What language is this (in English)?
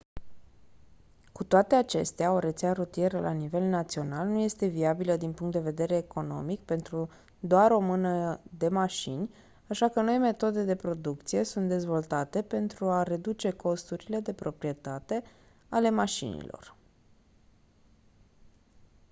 Romanian